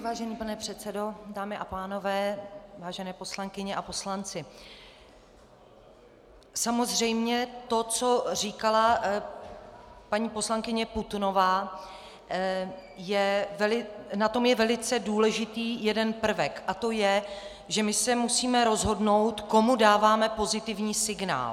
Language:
Czech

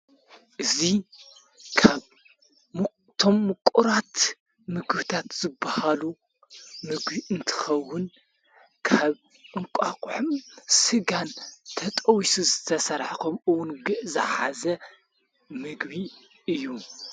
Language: Tigrinya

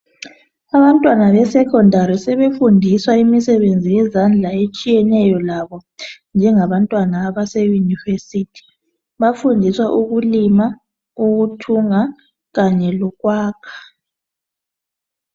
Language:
North Ndebele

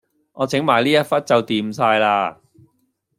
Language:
Cantonese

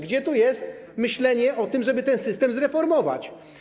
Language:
Polish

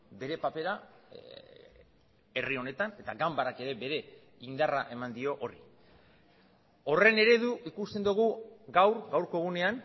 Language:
Basque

